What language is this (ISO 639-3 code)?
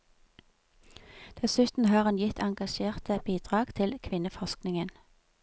nor